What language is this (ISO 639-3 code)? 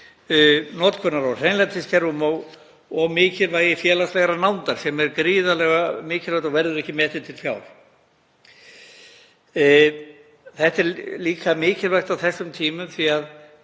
isl